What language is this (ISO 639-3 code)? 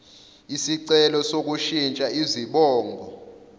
zul